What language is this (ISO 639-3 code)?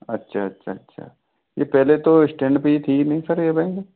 hin